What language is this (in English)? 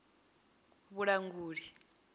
Venda